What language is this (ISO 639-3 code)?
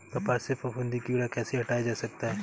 hin